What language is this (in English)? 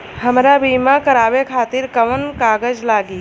Bhojpuri